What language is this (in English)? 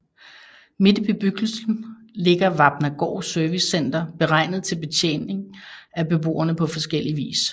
Danish